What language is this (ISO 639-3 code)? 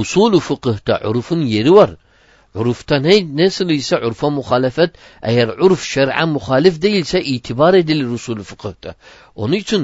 tur